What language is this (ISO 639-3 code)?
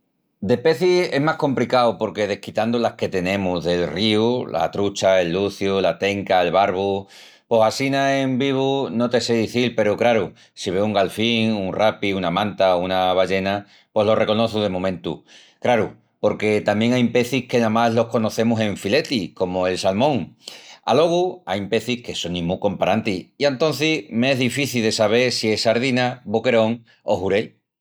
ext